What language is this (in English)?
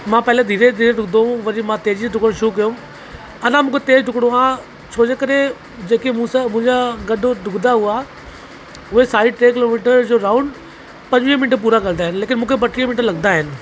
Sindhi